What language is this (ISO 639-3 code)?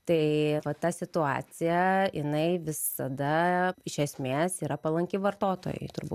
lit